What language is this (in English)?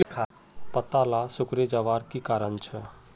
Magahi